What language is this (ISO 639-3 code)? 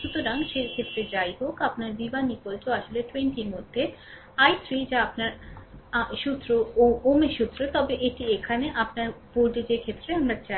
ben